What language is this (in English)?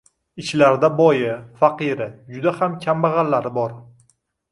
Uzbek